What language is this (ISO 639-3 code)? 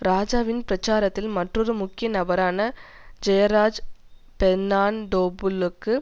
tam